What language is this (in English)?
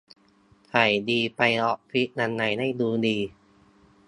Thai